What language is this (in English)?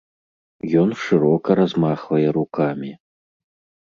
Belarusian